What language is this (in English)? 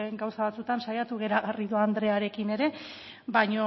Basque